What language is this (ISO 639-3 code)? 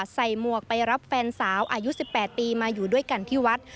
tha